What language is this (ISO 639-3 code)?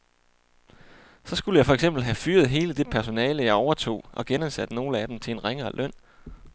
dan